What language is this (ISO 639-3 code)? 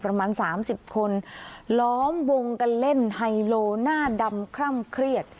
tha